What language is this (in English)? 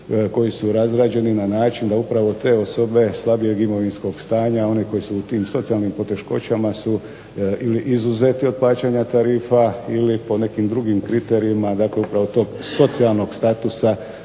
Croatian